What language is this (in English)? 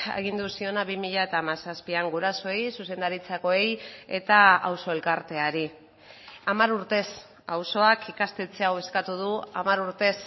Basque